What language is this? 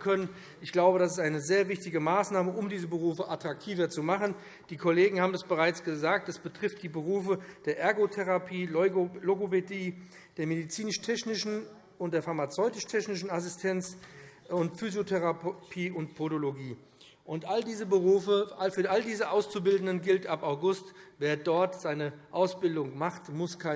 German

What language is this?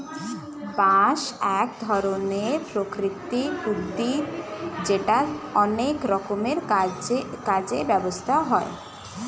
Bangla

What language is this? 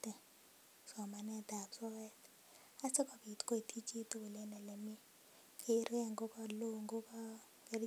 Kalenjin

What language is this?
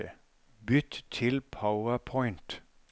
Norwegian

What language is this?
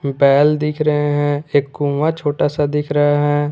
Hindi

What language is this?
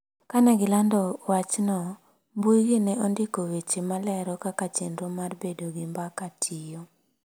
Luo (Kenya and Tanzania)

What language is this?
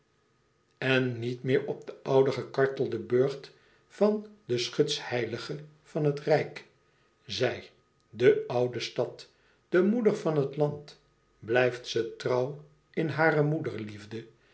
Dutch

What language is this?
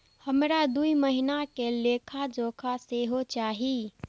Maithili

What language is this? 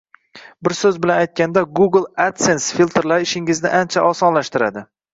Uzbek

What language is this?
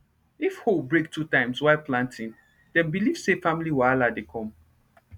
Nigerian Pidgin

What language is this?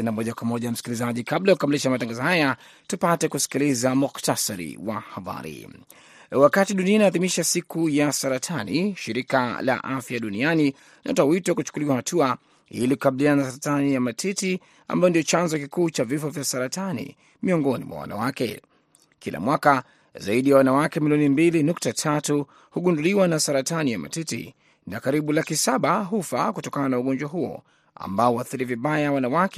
Swahili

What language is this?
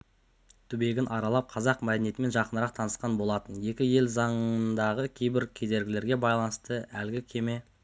Kazakh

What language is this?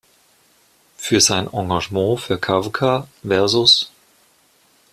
German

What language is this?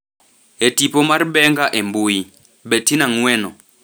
Luo (Kenya and Tanzania)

